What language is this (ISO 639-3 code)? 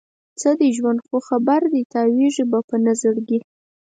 pus